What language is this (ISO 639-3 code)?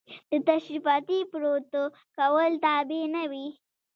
pus